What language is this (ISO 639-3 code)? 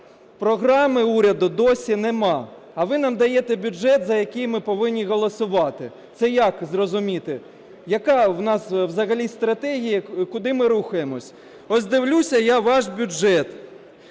ukr